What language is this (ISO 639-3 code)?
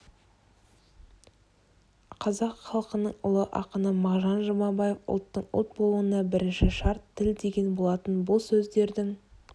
kaz